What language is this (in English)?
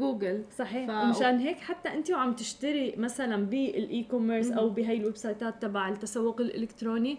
Arabic